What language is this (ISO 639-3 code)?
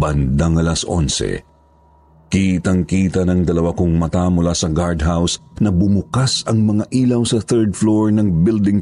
fil